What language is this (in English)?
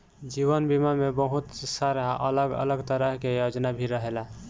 Bhojpuri